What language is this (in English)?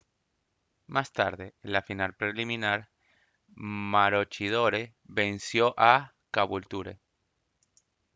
Spanish